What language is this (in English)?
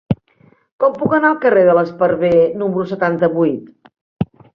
Catalan